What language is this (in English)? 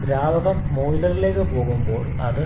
Malayalam